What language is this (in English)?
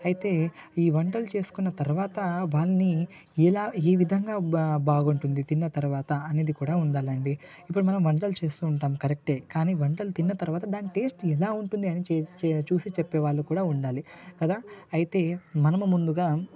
Telugu